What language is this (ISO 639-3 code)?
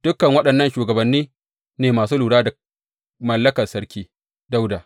hau